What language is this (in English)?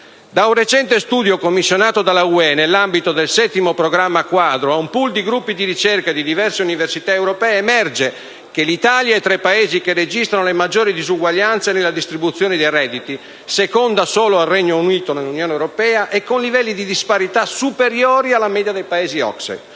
Italian